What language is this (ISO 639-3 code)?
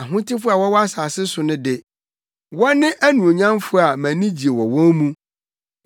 aka